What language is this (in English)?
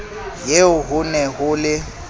Southern Sotho